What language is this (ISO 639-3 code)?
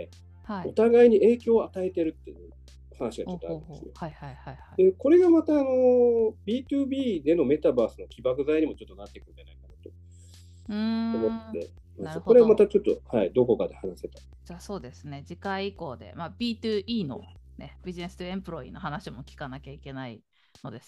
jpn